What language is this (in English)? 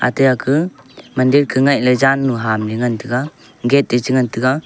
Wancho Naga